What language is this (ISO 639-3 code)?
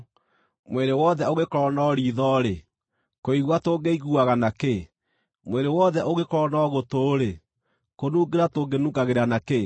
kik